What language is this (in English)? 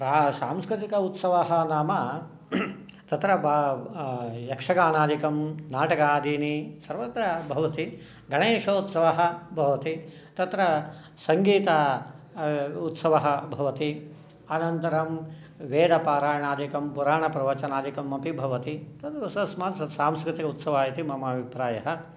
Sanskrit